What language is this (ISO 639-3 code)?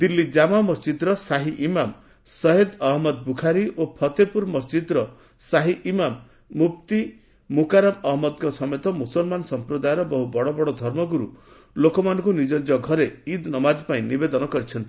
ori